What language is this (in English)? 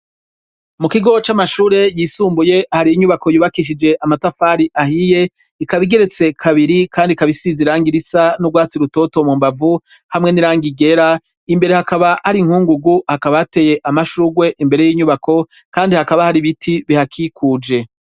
Rundi